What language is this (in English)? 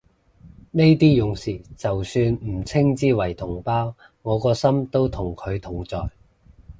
Cantonese